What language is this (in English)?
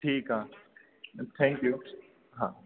Sindhi